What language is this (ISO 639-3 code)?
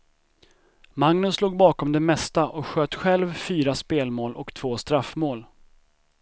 swe